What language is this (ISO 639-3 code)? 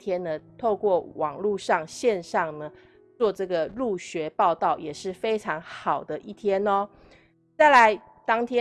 zho